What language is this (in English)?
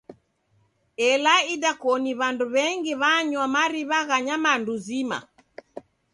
Taita